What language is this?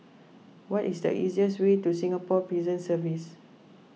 English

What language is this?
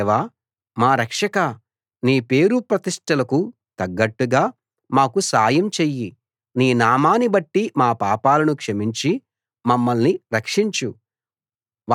Telugu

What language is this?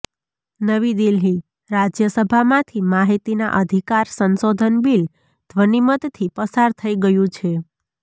Gujarati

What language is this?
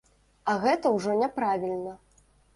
Belarusian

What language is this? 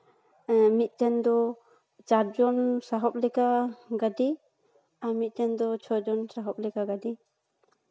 Santali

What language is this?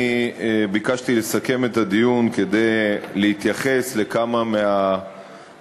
Hebrew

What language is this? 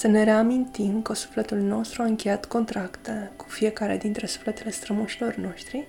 Romanian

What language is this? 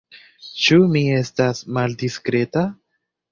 Esperanto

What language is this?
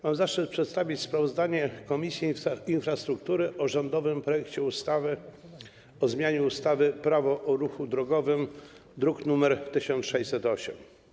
Polish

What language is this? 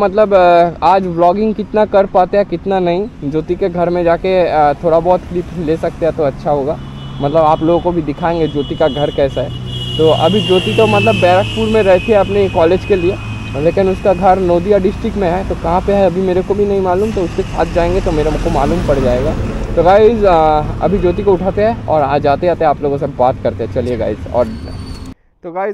Hindi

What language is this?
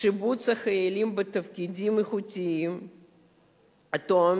Hebrew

